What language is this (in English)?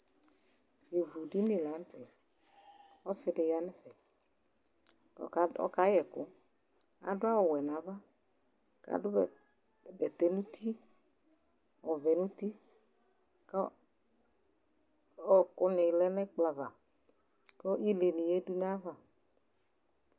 Ikposo